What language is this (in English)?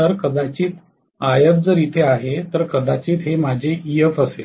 Marathi